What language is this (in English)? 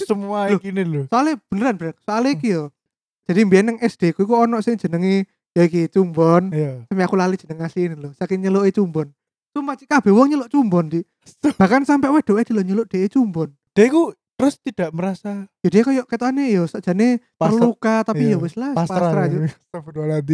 Indonesian